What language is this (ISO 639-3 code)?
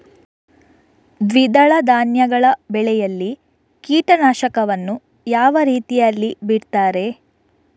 kan